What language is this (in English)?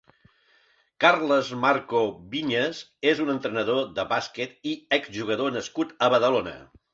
Catalan